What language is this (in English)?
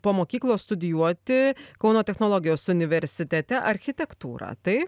Lithuanian